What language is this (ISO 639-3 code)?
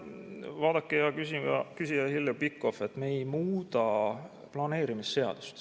est